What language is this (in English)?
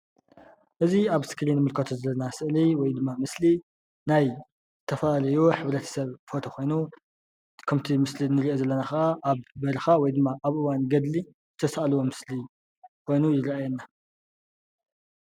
Tigrinya